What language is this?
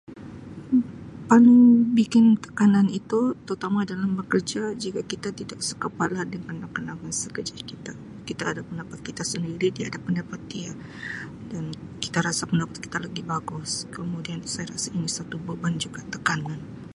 Sabah Malay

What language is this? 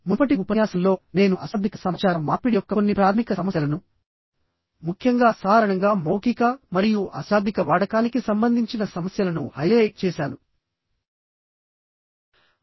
Telugu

